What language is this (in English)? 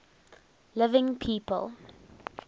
English